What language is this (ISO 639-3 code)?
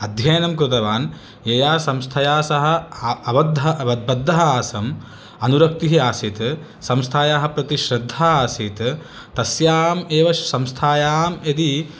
san